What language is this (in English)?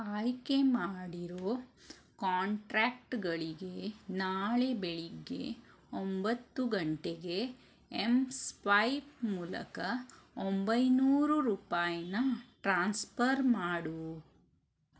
Kannada